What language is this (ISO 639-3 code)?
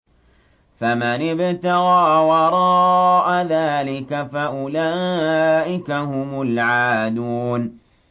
ara